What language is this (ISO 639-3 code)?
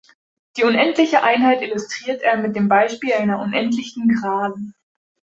deu